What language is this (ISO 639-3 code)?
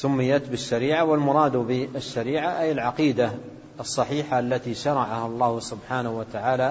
ara